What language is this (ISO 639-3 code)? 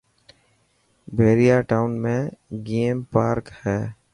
mki